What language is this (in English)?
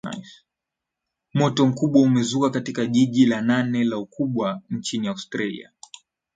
Swahili